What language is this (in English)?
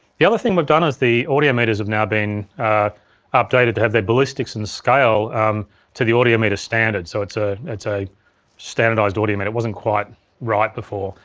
English